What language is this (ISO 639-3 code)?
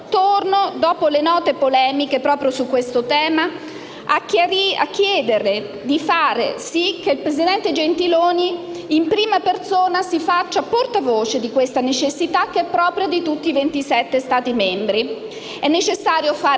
ita